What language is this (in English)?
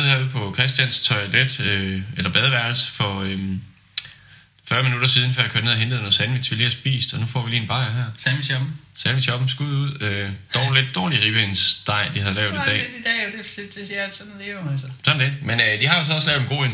Danish